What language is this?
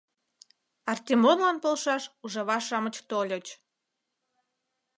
Mari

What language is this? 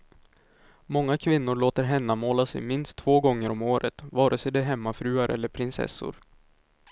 Swedish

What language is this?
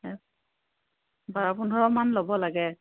Assamese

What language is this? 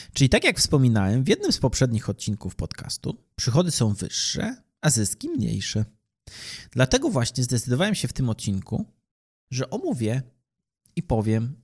Polish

